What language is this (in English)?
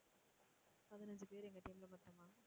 Tamil